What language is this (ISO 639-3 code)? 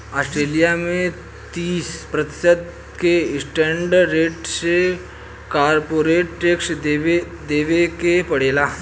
bho